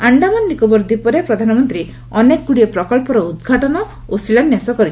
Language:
Odia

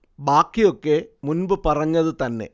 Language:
Malayalam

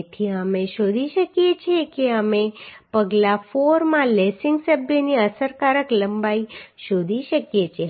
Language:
Gujarati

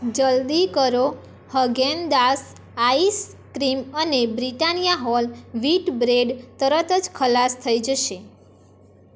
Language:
Gujarati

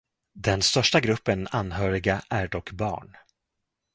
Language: Swedish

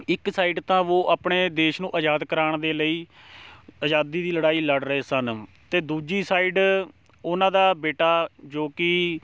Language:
Punjabi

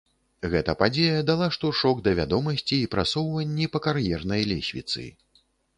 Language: Belarusian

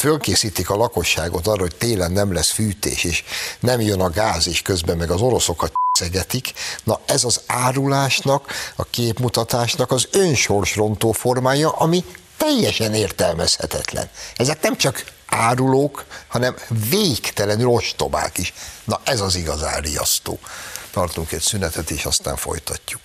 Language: Hungarian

